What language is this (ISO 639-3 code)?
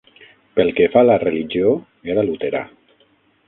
cat